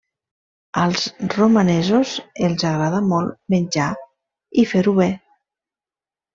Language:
Catalan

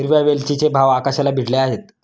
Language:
Marathi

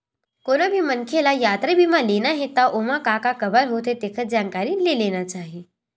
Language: Chhattisgarhi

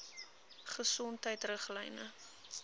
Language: Afrikaans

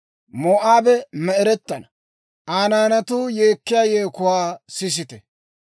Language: Dawro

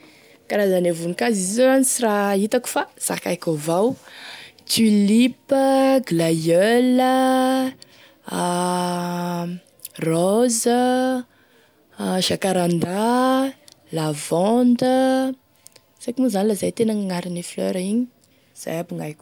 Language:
Tesaka Malagasy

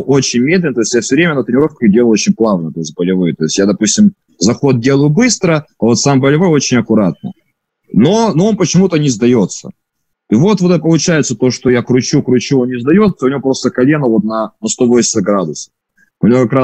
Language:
Russian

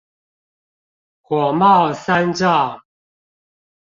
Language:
Chinese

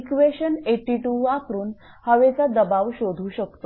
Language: Marathi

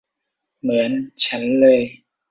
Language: Thai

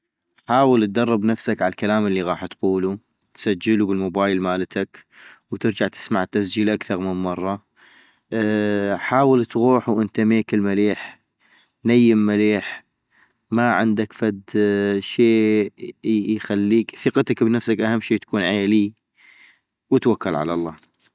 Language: North Mesopotamian Arabic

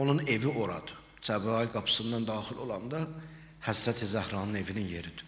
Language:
Turkish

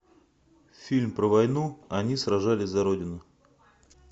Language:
Russian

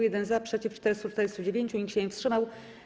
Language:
Polish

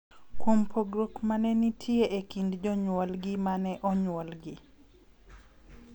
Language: Luo (Kenya and Tanzania)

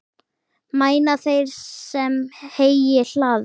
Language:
Icelandic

